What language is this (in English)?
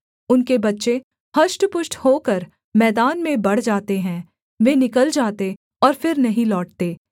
Hindi